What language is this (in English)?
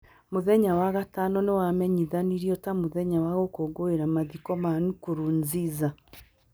Kikuyu